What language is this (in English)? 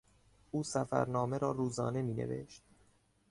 Persian